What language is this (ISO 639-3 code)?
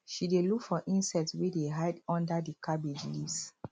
pcm